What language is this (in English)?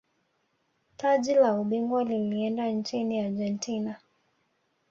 Swahili